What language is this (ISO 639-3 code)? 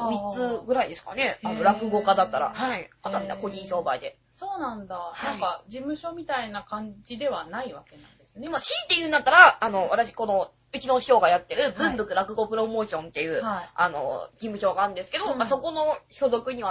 jpn